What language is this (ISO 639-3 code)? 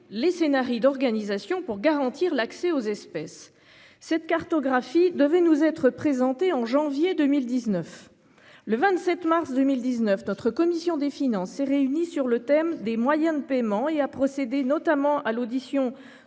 fra